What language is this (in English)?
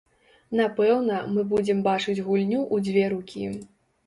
Belarusian